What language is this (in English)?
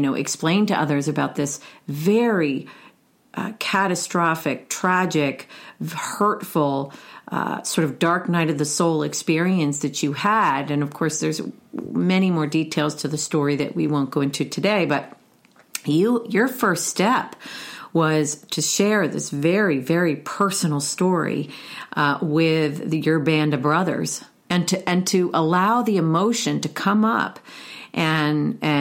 English